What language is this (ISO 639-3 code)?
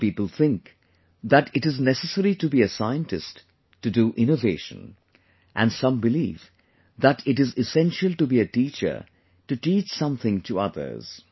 eng